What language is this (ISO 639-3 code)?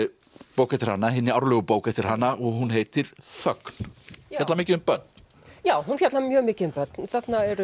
isl